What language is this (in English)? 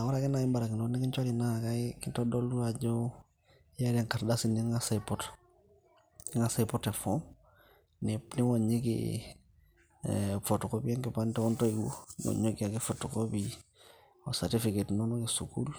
Masai